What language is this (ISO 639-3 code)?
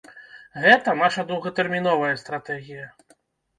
bel